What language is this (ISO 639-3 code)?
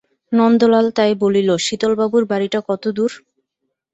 ben